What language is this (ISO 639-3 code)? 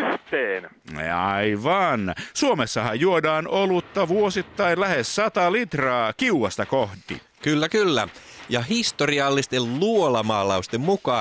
fin